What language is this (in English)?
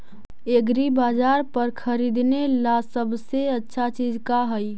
Magahi